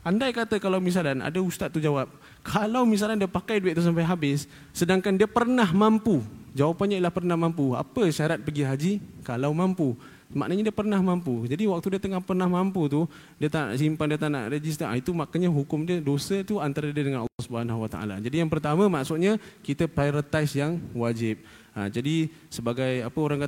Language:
Malay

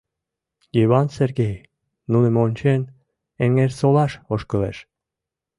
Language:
Mari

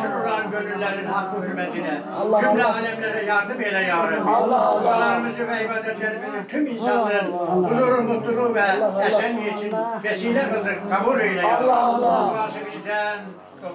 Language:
Turkish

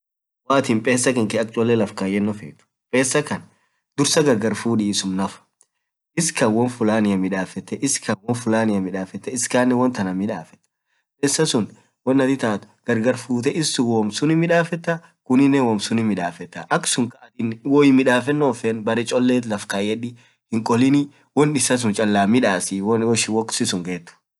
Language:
Orma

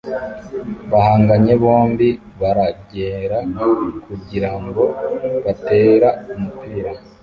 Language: Kinyarwanda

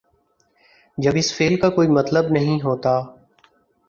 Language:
Urdu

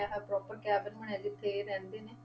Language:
Punjabi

